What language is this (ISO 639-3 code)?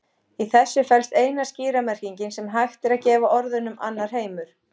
isl